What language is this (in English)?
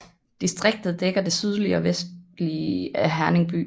Danish